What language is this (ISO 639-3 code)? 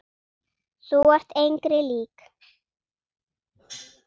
isl